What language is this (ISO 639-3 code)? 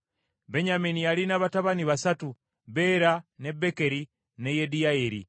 lug